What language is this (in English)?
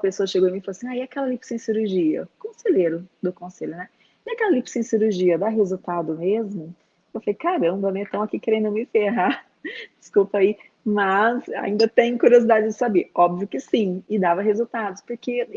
Portuguese